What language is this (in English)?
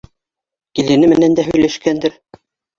Bashkir